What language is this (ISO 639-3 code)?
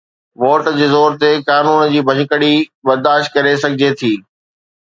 snd